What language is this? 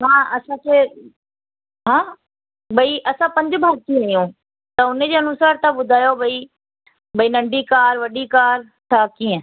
Sindhi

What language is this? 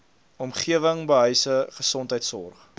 Afrikaans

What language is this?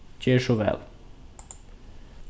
Faroese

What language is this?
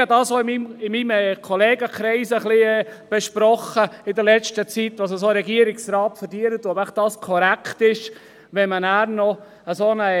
Swiss German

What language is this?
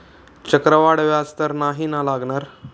Marathi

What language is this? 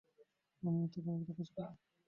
Bangla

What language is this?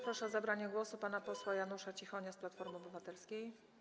Polish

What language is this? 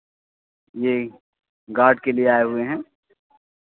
Hindi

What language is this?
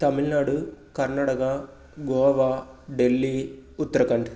Tamil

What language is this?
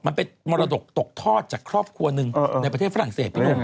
Thai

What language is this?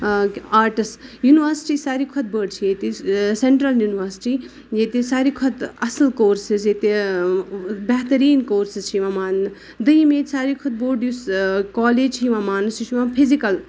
Kashmiri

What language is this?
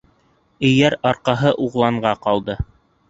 Bashkir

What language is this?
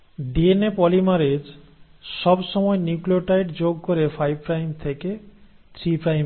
Bangla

